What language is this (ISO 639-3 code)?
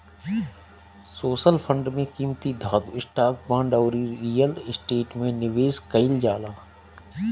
bho